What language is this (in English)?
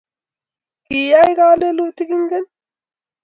Kalenjin